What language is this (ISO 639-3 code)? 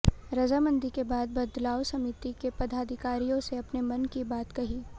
hin